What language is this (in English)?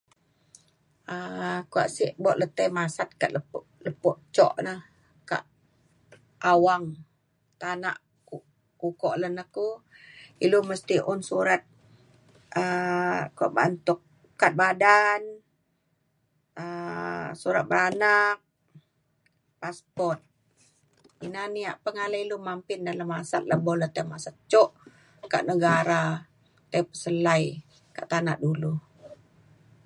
Mainstream Kenyah